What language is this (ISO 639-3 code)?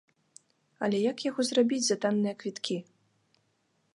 bel